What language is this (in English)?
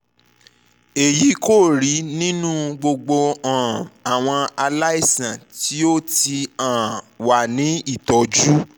Yoruba